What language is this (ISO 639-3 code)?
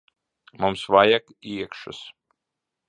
lav